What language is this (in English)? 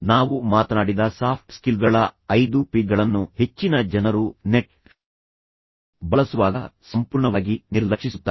Kannada